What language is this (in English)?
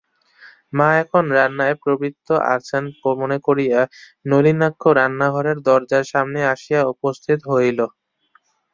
Bangla